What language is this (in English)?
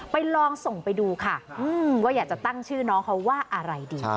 Thai